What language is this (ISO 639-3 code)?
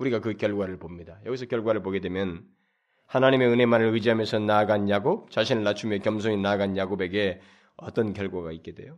kor